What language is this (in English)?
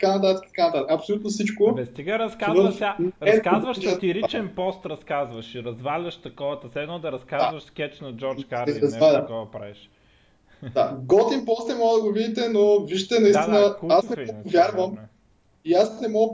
Bulgarian